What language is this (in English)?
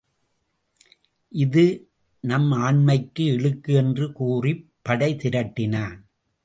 Tamil